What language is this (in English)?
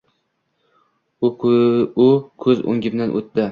Uzbek